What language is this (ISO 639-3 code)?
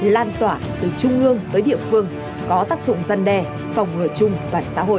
vie